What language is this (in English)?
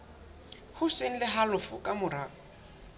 Southern Sotho